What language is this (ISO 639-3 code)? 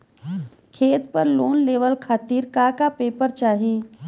bho